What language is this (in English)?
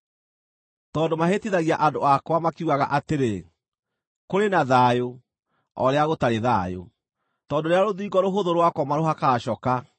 Kikuyu